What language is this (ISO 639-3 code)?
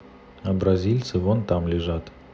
rus